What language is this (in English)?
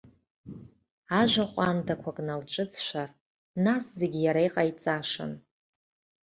Abkhazian